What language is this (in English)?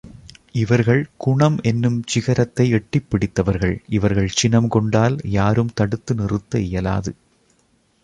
Tamil